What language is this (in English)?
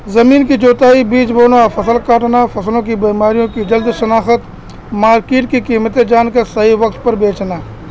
Urdu